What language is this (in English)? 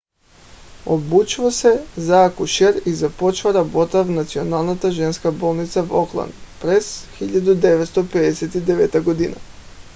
Bulgarian